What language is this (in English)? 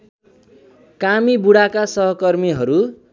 Nepali